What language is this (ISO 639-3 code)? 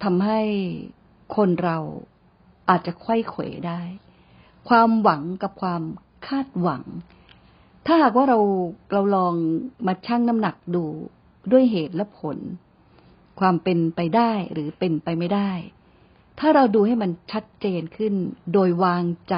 tha